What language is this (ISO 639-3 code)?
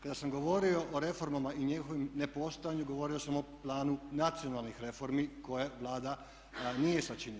hrv